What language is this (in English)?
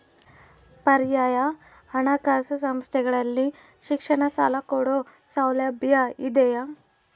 Kannada